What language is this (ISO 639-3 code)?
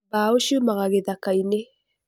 kik